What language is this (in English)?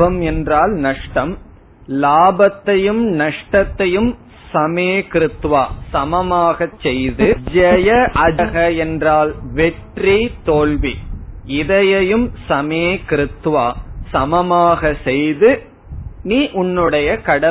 Tamil